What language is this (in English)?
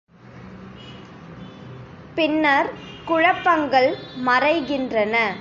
Tamil